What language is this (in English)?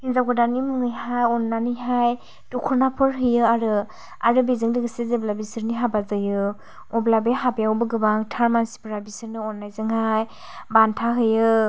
Bodo